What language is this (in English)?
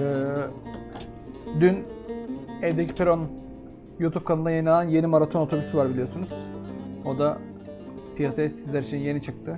Turkish